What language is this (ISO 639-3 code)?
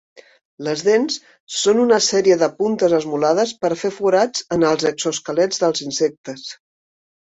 cat